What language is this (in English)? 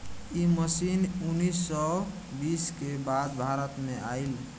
Bhojpuri